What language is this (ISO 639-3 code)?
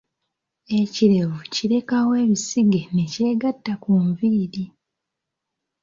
lug